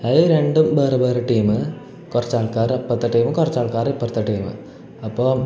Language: Malayalam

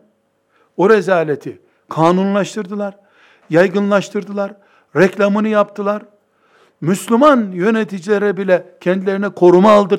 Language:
Turkish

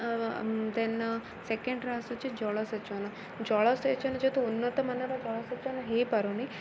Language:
Odia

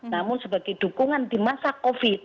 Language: Indonesian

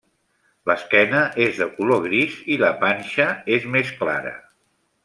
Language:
Catalan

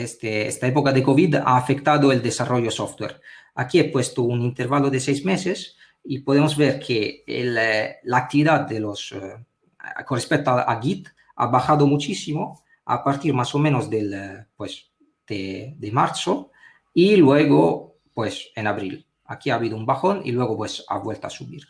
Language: Spanish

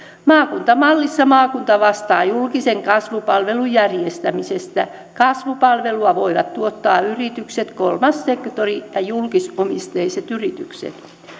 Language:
Finnish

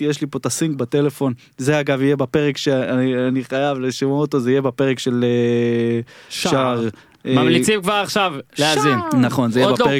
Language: Hebrew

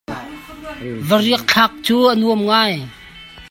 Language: Hakha Chin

